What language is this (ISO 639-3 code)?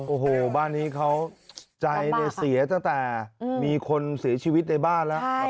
tha